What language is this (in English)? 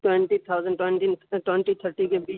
Urdu